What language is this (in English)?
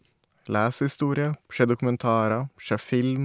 Norwegian